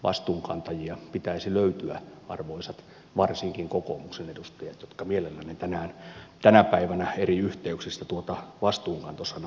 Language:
Finnish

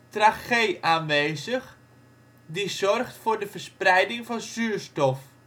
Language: Dutch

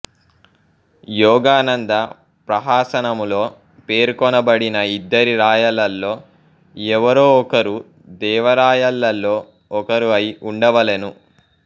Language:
Telugu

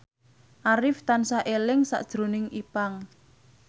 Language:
Javanese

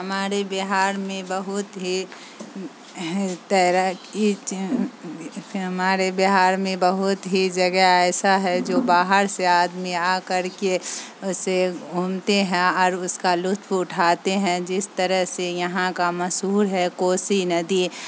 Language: Urdu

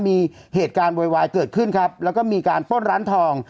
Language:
Thai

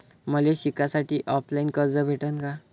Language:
Marathi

